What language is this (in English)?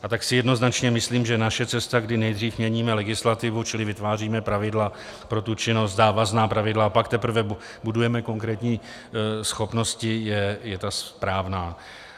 Czech